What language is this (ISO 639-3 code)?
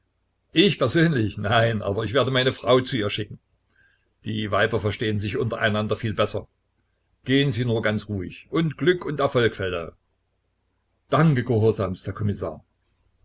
deu